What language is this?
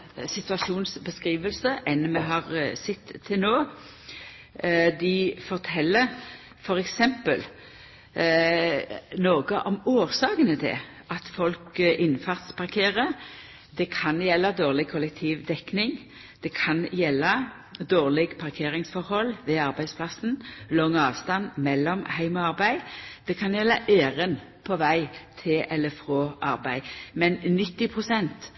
Norwegian Nynorsk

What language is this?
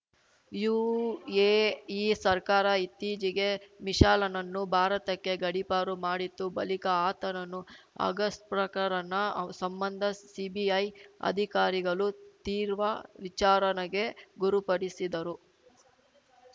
Kannada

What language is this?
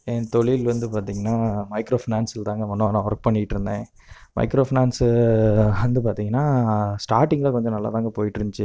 Tamil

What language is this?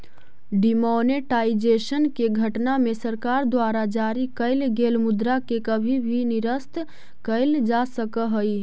Magahi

